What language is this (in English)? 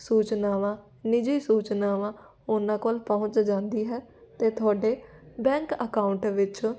Punjabi